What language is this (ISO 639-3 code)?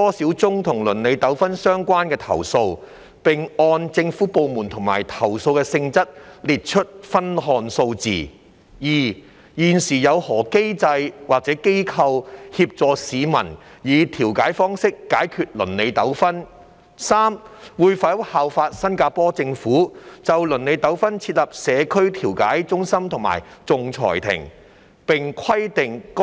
yue